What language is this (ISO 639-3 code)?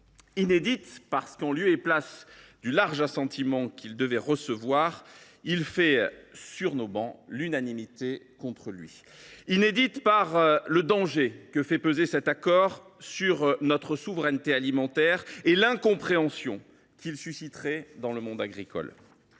fra